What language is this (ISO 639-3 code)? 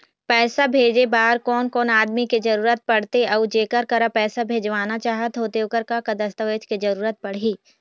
hne